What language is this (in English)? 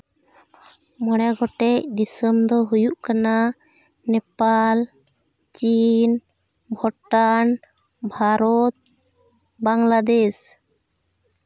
Santali